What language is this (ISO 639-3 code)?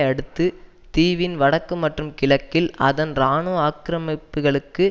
tam